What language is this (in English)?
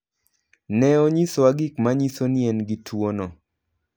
Luo (Kenya and Tanzania)